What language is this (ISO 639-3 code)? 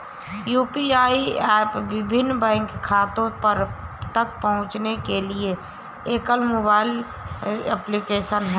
hin